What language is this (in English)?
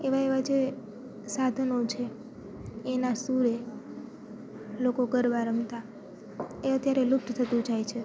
Gujarati